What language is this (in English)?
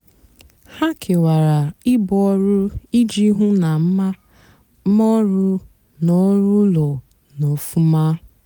Igbo